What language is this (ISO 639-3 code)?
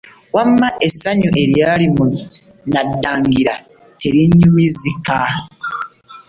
lug